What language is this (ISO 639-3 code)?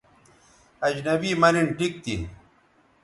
btv